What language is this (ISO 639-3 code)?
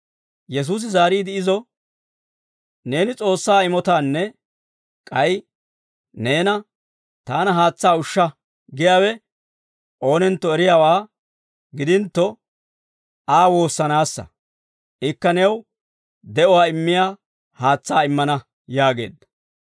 dwr